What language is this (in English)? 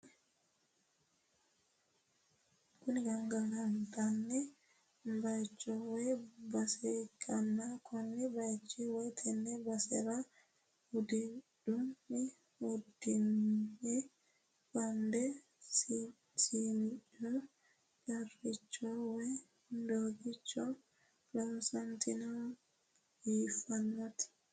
Sidamo